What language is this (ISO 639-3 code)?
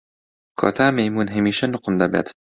ckb